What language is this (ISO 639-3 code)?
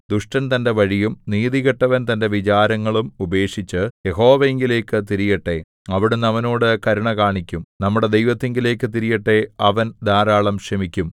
mal